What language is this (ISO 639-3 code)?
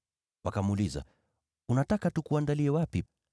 swa